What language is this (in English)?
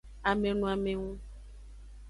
Aja (Benin)